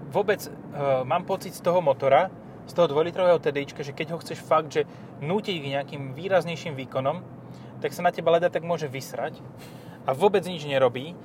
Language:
Slovak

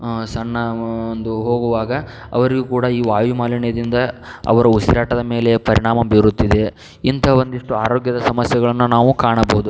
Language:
Kannada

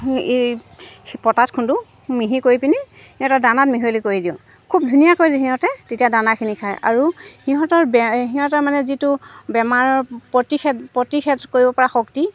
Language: Assamese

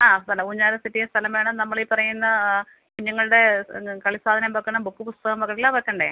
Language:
Malayalam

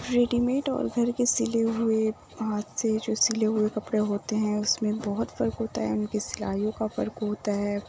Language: Urdu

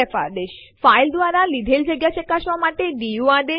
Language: Gujarati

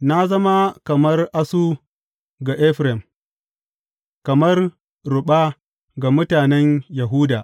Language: Hausa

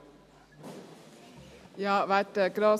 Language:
Swiss German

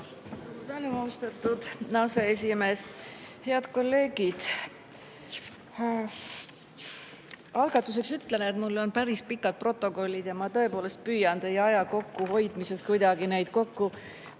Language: Estonian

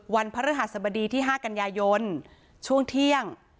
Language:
Thai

